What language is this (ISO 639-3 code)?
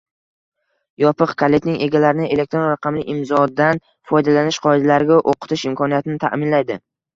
uzb